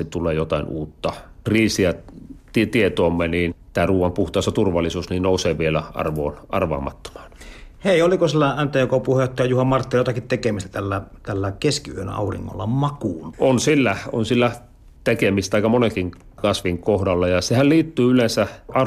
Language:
Finnish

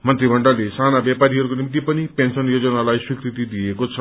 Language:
Nepali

